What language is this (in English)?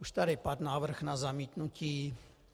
Czech